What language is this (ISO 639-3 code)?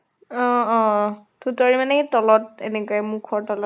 asm